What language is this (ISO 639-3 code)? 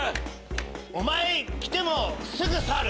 jpn